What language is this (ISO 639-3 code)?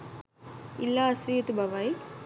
sin